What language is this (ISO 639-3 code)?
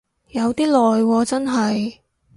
yue